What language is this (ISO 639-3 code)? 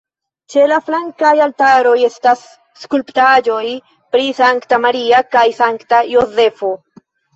epo